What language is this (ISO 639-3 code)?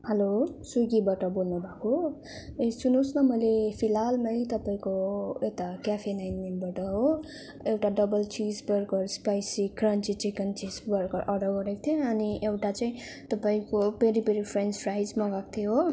nep